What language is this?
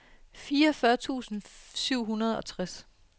Danish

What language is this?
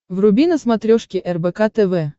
Russian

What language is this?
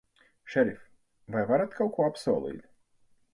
Latvian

